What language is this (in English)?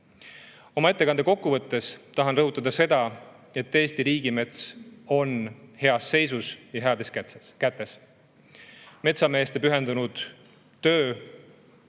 Estonian